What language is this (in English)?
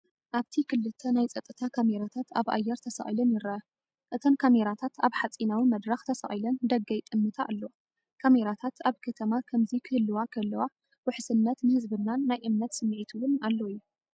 Tigrinya